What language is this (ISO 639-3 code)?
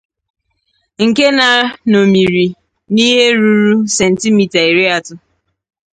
ibo